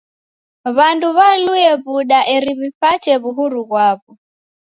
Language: Taita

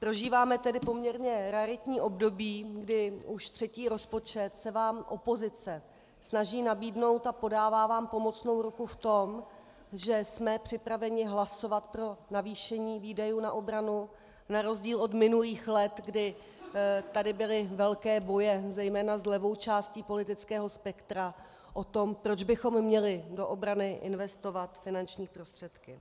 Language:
Czech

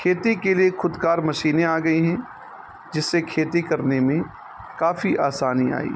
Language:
Urdu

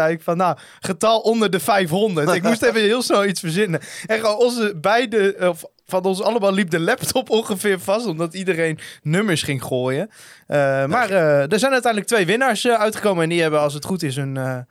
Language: Dutch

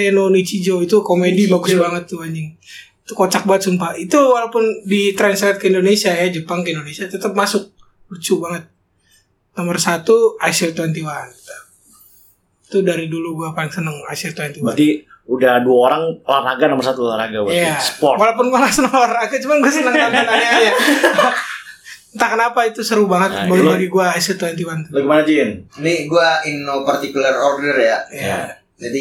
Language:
Indonesian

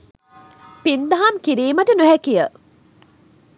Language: Sinhala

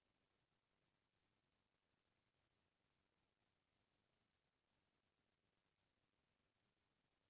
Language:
Chhattisgarhi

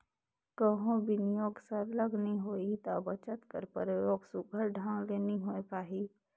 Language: Chhattisgarhi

